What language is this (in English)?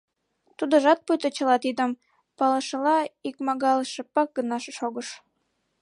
Mari